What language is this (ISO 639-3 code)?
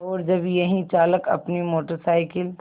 hin